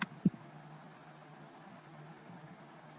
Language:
Hindi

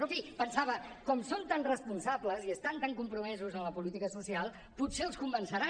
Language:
Catalan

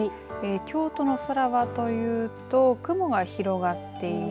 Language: Japanese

